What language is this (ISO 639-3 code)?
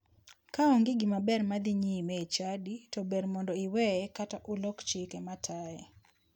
luo